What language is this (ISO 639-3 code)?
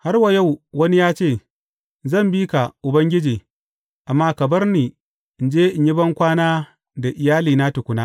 hau